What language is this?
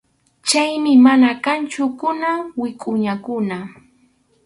Arequipa-La Unión Quechua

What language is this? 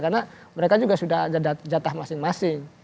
Indonesian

